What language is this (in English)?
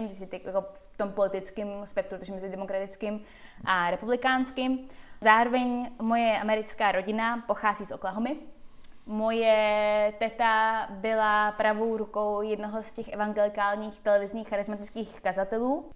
Czech